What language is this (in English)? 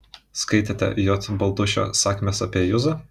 Lithuanian